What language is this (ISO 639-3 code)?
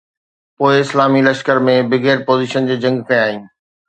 snd